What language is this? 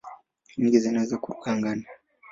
Swahili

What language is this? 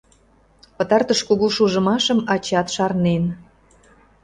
Mari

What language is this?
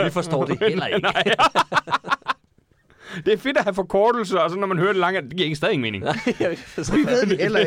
Danish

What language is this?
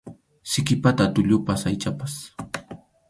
Arequipa-La Unión Quechua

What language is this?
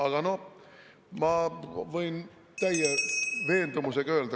Estonian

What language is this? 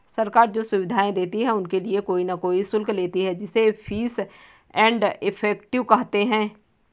Hindi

